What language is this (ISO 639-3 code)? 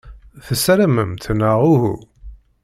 kab